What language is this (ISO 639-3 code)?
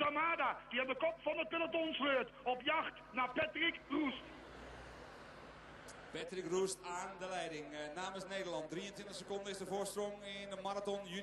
nld